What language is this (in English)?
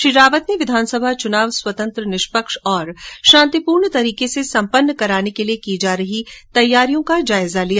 Hindi